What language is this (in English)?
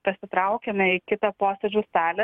Lithuanian